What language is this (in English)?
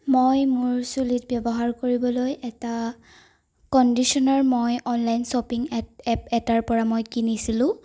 Assamese